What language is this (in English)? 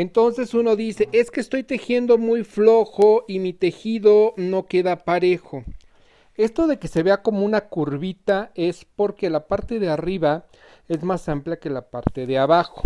Spanish